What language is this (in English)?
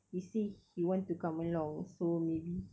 English